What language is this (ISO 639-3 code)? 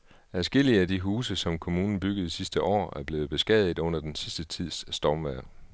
dan